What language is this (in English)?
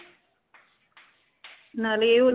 Punjabi